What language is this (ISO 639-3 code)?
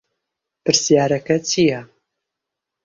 ckb